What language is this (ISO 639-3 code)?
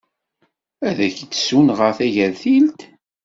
kab